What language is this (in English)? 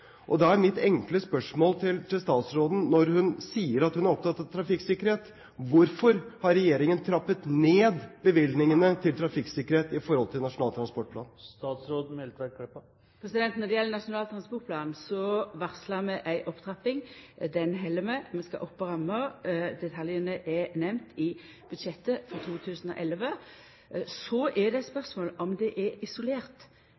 Norwegian